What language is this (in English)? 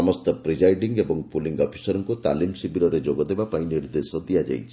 Odia